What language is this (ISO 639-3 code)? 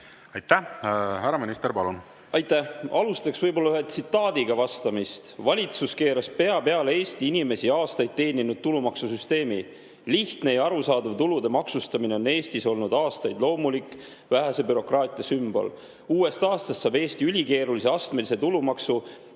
est